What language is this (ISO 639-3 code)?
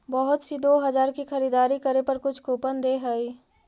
mag